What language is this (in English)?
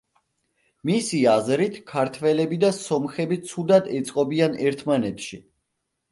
Georgian